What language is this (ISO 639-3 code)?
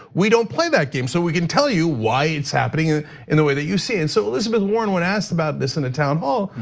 eng